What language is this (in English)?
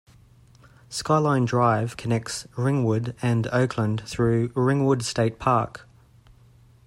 English